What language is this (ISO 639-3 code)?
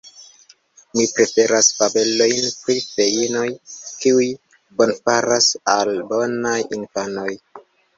epo